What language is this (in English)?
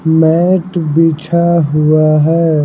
Hindi